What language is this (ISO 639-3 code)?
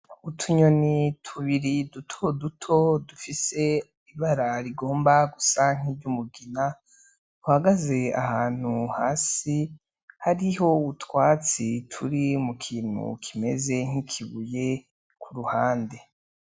run